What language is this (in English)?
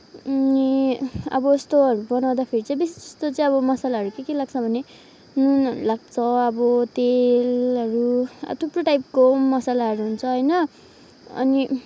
Nepali